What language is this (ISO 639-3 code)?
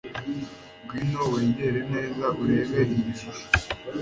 kin